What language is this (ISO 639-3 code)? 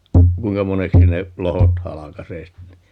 fin